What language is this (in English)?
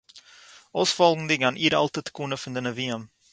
Yiddish